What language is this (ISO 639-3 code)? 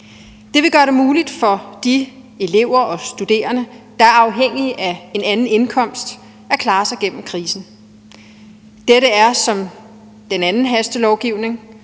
dan